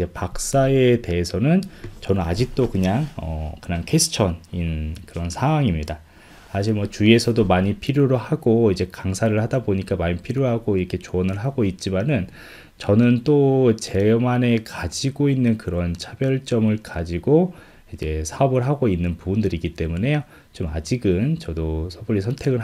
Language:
Korean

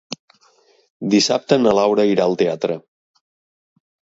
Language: Catalan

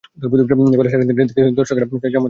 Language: Bangla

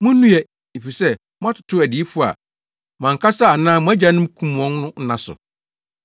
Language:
Akan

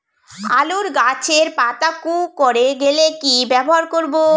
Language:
Bangla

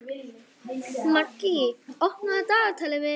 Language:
Icelandic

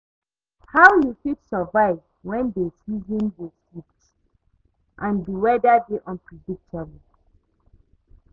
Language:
Nigerian Pidgin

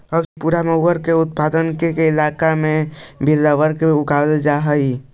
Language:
Magahi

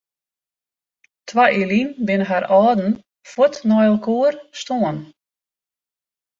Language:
Western Frisian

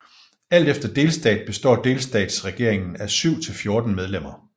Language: Danish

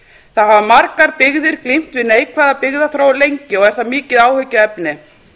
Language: Icelandic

